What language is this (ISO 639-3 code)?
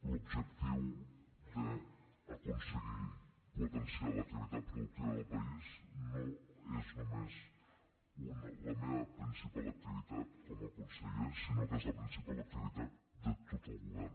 cat